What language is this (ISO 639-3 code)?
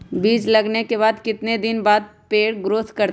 mag